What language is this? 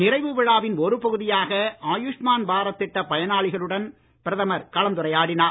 Tamil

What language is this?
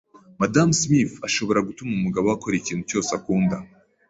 Kinyarwanda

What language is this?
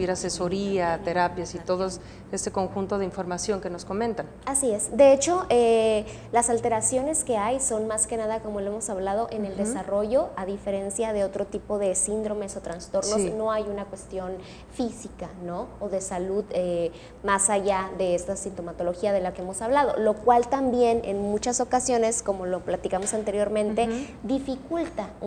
Spanish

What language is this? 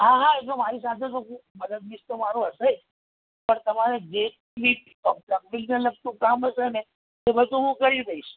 Gujarati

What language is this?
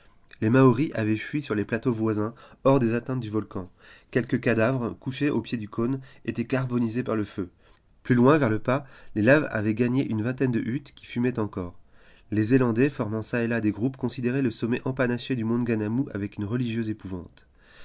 French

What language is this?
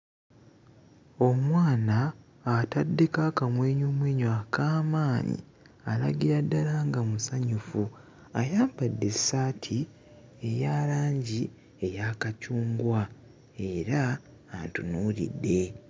Ganda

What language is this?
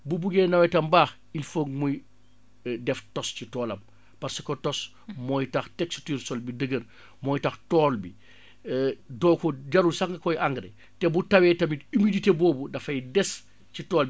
Wolof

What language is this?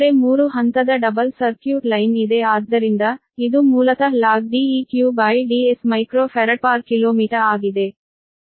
Kannada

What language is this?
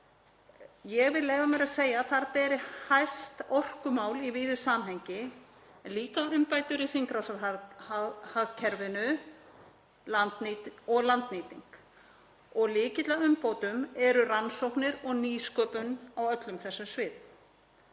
Icelandic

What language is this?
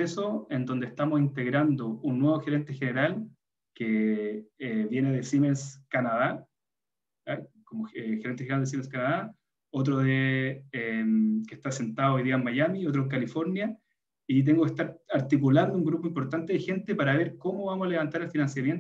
Spanish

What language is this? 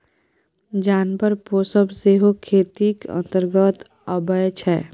Maithili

